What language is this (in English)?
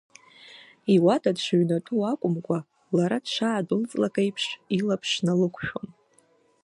Abkhazian